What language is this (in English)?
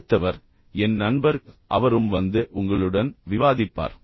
Tamil